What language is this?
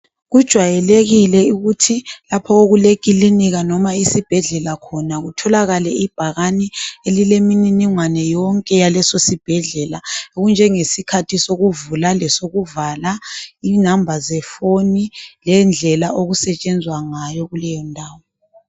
North Ndebele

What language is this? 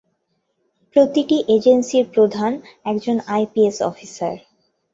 Bangla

